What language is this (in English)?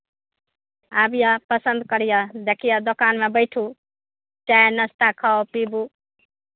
Maithili